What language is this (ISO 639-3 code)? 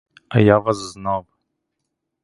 ukr